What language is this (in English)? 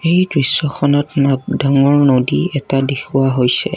Assamese